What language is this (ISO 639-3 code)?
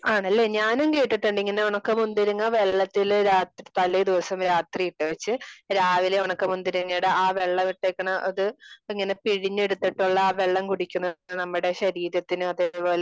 mal